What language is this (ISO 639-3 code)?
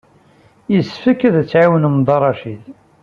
kab